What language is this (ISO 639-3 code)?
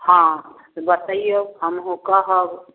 mai